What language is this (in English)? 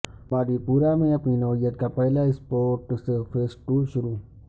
Urdu